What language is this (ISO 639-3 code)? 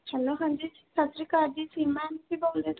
pan